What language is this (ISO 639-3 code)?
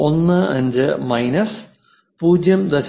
mal